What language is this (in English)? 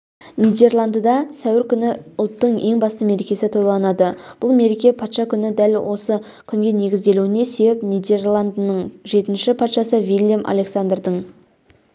Kazakh